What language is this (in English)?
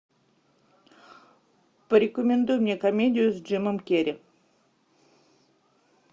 Russian